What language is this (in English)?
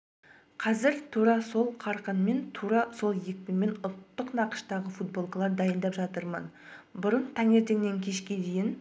Kazakh